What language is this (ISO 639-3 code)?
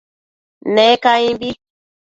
mcf